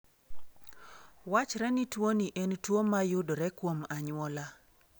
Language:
Luo (Kenya and Tanzania)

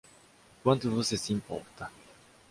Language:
Portuguese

